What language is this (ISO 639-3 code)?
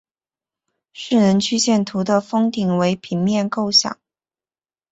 zho